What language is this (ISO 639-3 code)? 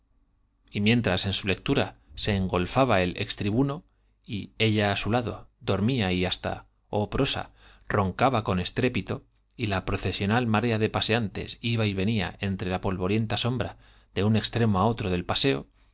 spa